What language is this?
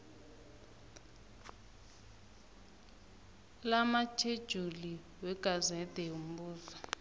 South Ndebele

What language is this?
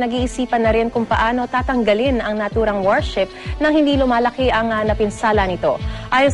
Filipino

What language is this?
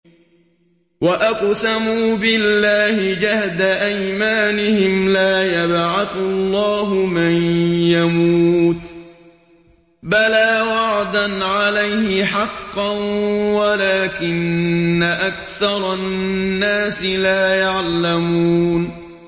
Arabic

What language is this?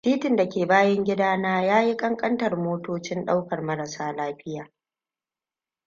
Hausa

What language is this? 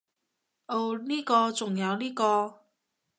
Cantonese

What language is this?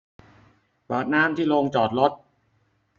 Thai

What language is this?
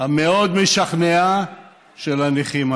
Hebrew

